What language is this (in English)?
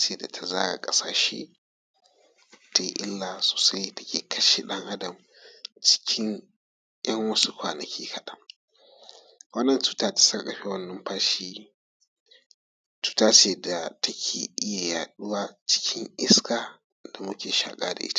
Hausa